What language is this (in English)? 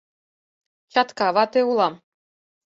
Mari